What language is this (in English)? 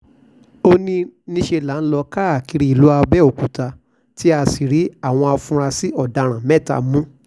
Yoruba